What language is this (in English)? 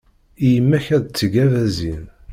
Kabyle